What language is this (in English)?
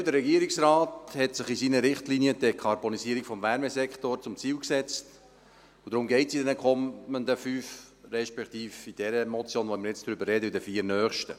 Swiss German